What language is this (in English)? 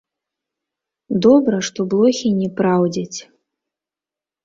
Belarusian